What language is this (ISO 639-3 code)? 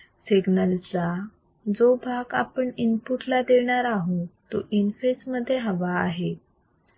mar